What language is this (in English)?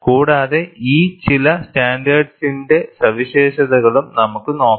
Malayalam